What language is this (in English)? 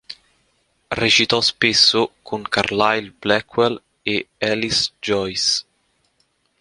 Italian